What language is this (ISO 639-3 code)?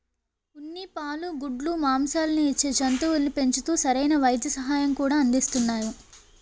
tel